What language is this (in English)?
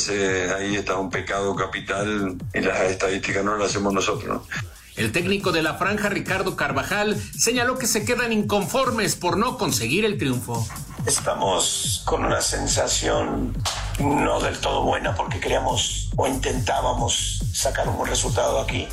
Spanish